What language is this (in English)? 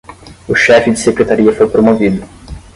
Portuguese